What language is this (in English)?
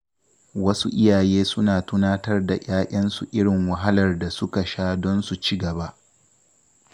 Hausa